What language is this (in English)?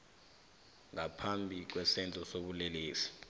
South Ndebele